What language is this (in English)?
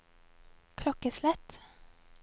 Norwegian